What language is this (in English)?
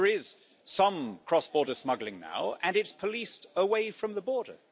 English